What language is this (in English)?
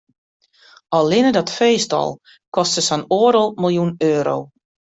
Western Frisian